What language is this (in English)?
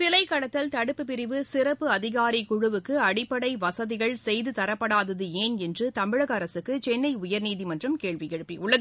Tamil